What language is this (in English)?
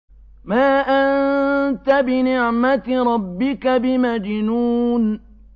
Arabic